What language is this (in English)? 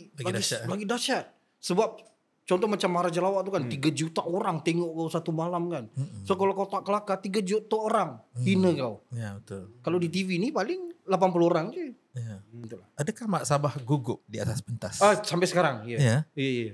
Malay